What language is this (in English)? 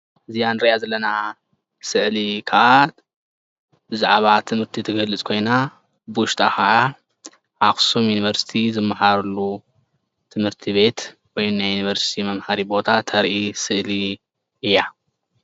Tigrinya